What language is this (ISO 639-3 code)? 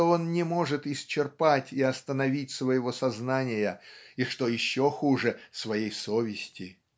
rus